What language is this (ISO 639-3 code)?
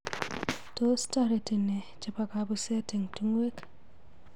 kln